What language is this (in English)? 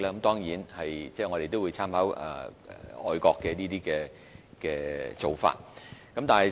Cantonese